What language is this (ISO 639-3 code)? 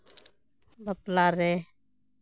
sat